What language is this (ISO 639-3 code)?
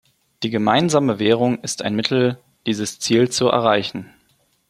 deu